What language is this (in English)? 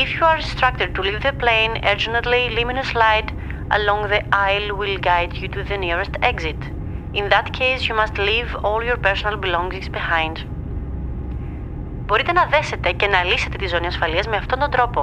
Greek